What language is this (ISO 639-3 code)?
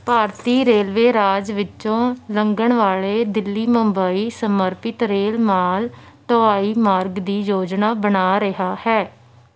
pan